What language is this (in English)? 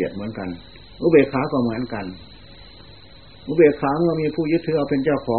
Thai